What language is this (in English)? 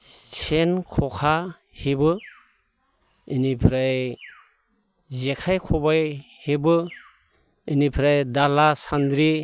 Bodo